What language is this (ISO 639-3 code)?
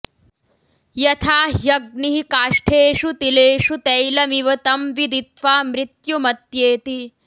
san